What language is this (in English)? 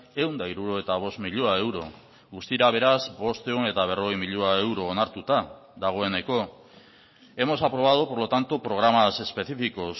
Basque